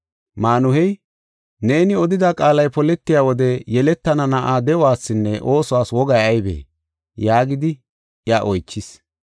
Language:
Gofa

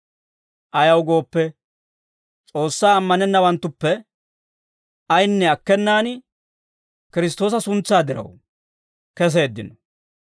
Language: Dawro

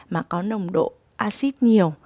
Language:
Vietnamese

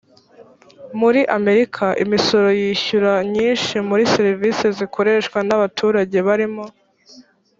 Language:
Kinyarwanda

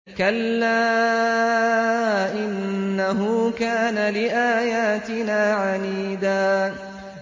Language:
Arabic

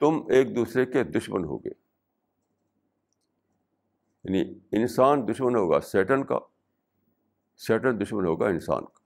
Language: Urdu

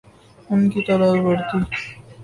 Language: Urdu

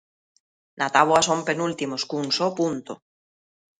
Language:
Galician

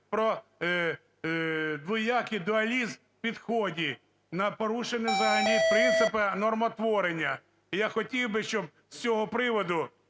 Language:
Ukrainian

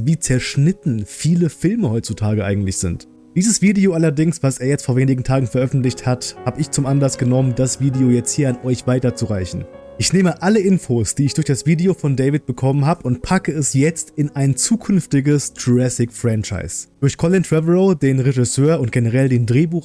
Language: German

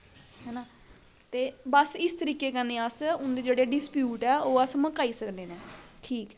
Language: Dogri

